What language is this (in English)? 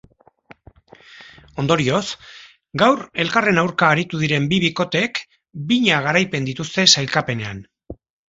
Basque